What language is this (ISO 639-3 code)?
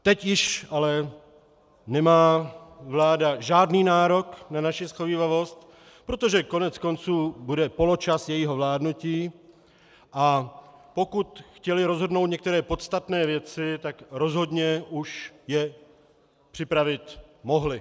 ces